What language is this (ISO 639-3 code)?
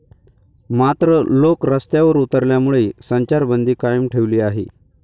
mar